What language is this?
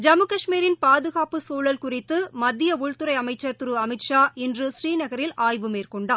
Tamil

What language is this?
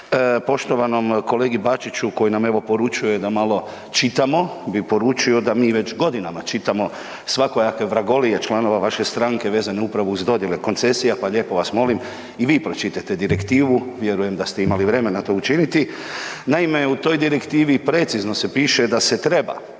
Croatian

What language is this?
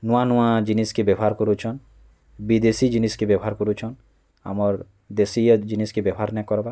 Odia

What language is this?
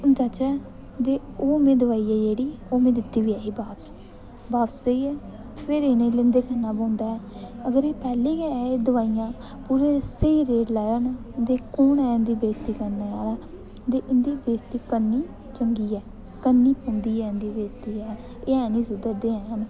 Dogri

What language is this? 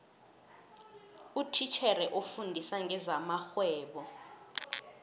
South Ndebele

